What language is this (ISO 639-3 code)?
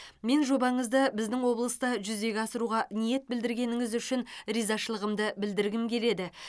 kaz